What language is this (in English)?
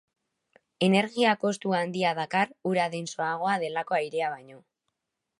Basque